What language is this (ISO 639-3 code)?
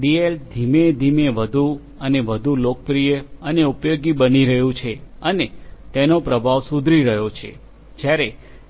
guj